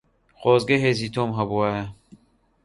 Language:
Central Kurdish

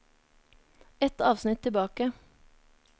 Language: Norwegian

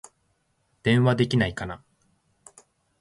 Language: Japanese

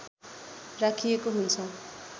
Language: Nepali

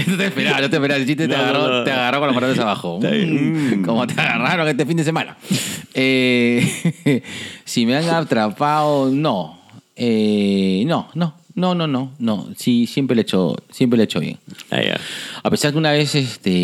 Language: Spanish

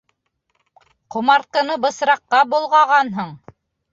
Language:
Bashkir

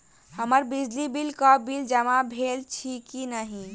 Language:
Maithili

